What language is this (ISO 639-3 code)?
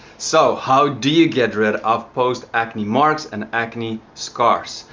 eng